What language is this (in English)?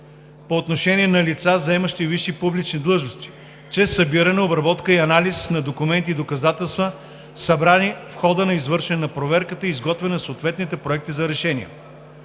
Bulgarian